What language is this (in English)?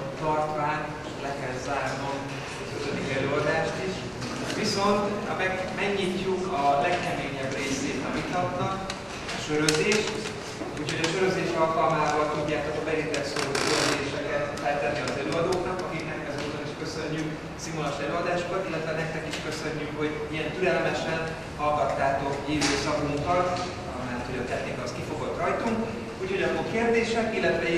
Hungarian